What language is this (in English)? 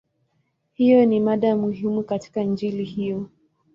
Swahili